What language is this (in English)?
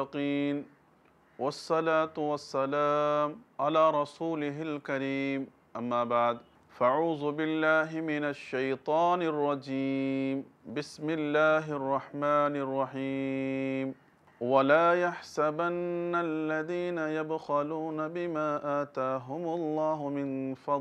Dutch